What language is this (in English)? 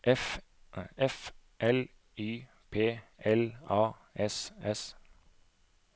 Norwegian